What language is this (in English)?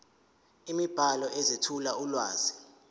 Zulu